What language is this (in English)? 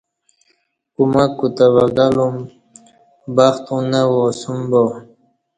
Kati